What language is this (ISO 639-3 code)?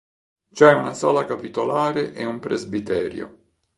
ita